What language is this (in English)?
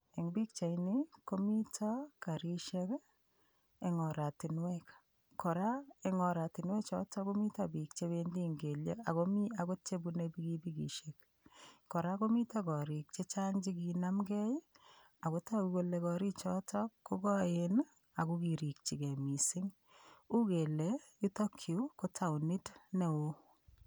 Kalenjin